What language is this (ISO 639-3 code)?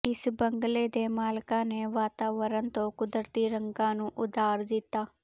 pan